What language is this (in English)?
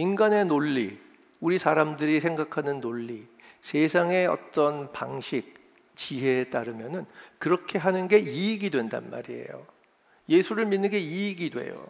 Korean